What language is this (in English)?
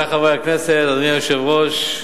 Hebrew